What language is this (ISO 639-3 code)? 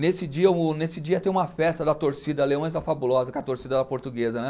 por